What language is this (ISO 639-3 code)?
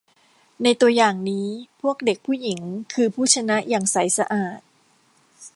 tha